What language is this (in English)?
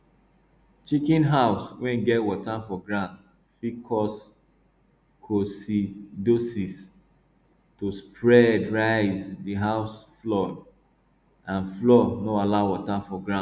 Nigerian Pidgin